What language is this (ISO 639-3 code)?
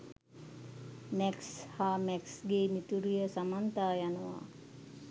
sin